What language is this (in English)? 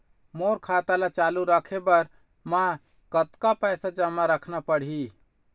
Chhattisgarhi